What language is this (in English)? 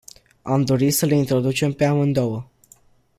Romanian